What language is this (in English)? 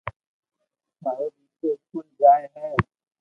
Loarki